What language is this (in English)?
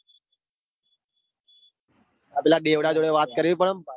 Gujarati